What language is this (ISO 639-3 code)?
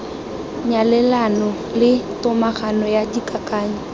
tsn